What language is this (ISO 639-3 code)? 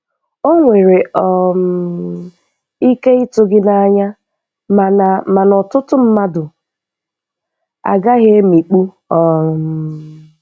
ibo